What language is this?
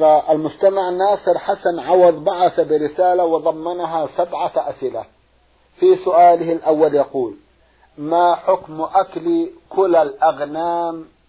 Arabic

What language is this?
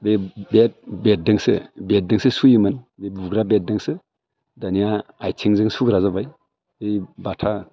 Bodo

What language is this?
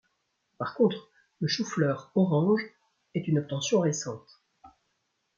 French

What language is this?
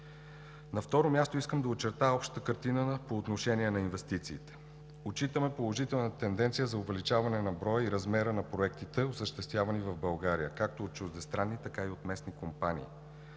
Bulgarian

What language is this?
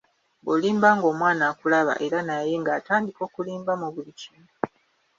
Ganda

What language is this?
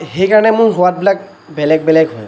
Assamese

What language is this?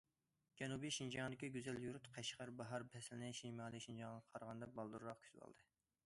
Uyghur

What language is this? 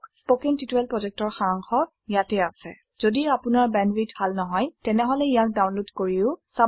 Assamese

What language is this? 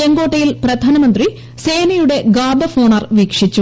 Malayalam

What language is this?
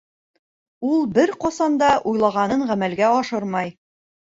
Bashkir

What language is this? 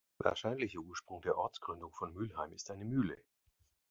German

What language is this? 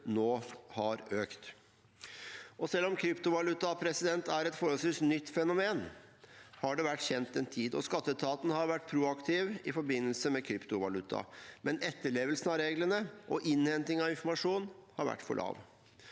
Norwegian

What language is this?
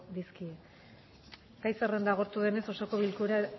Basque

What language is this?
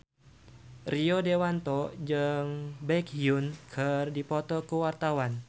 Sundanese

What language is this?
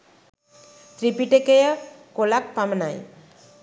Sinhala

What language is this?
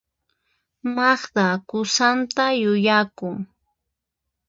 Puno Quechua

